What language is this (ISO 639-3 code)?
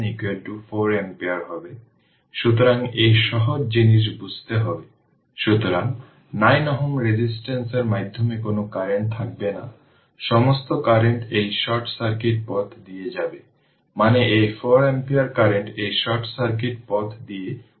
ben